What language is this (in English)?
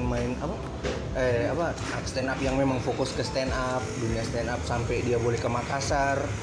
Indonesian